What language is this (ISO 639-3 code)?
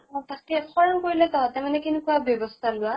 asm